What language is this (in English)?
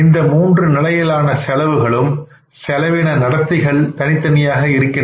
Tamil